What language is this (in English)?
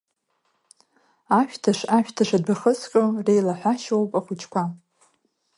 Abkhazian